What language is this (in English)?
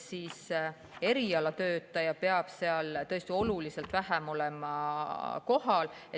Estonian